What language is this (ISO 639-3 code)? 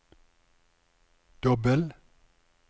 nor